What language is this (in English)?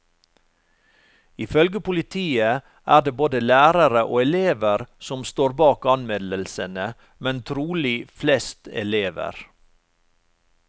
Norwegian